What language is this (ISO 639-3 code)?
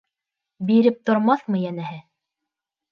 bak